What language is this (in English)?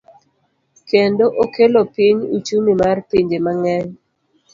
Luo (Kenya and Tanzania)